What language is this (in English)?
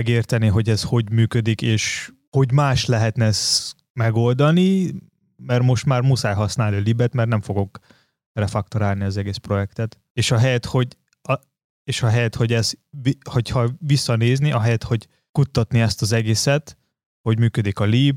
Hungarian